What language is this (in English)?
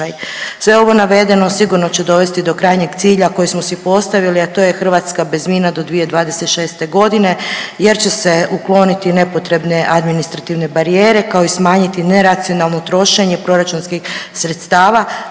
Croatian